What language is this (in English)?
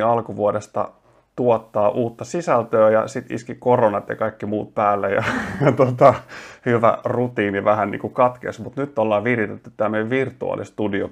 Finnish